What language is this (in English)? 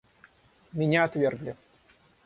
Russian